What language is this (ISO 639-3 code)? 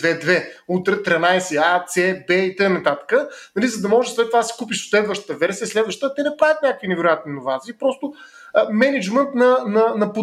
bul